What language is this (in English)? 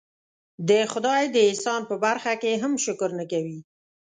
Pashto